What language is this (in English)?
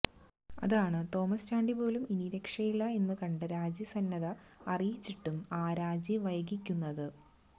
Malayalam